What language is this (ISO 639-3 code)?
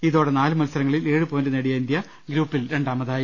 mal